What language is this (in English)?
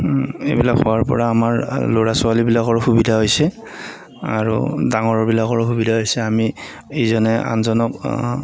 Assamese